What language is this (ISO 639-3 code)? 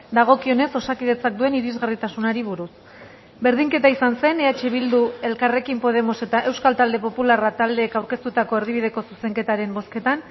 eus